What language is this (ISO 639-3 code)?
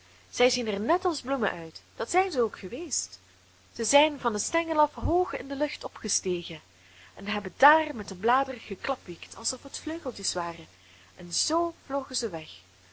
nld